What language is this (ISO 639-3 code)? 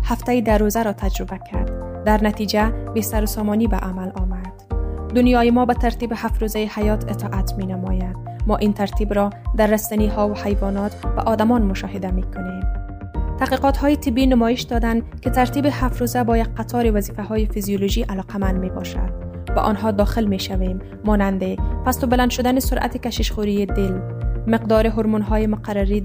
fas